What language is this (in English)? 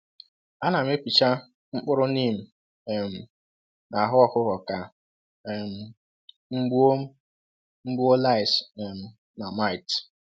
Igbo